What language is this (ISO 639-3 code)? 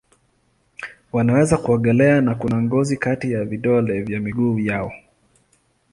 swa